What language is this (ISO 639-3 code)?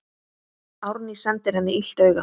isl